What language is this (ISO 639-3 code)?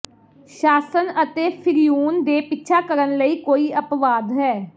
pan